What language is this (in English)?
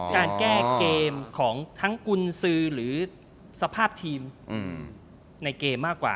Thai